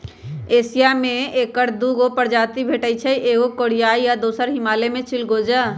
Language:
Magahi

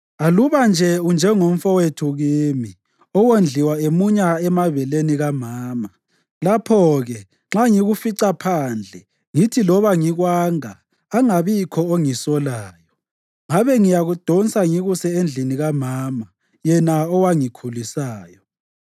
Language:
North Ndebele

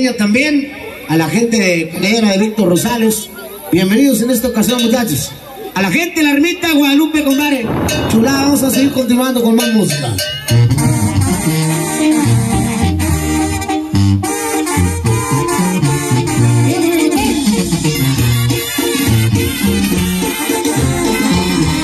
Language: Spanish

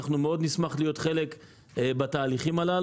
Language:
Hebrew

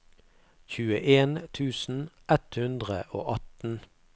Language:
Norwegian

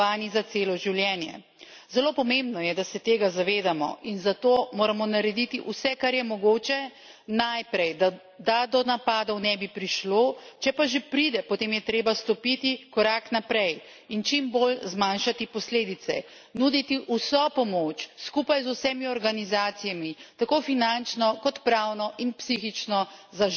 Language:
Slovenian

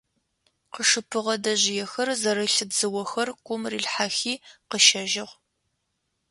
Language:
Adyghe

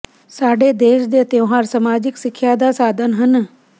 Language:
Punjabi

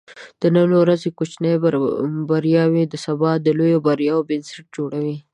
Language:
Pashto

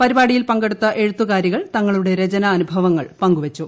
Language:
Malayalam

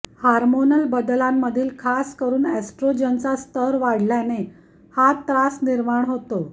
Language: Marathi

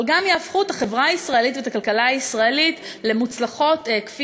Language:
Hebrew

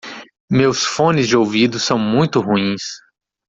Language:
Portuguese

